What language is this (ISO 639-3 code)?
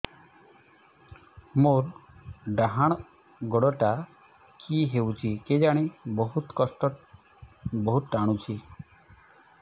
ori